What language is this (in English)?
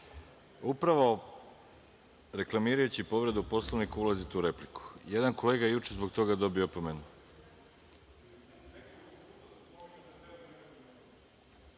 Serbian